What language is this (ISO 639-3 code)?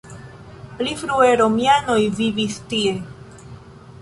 epo